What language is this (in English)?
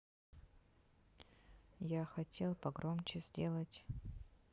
Russian